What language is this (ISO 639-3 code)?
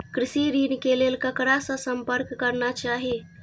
mai